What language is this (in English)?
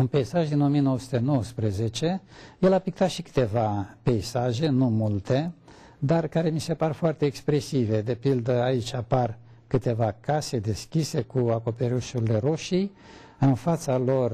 Romanian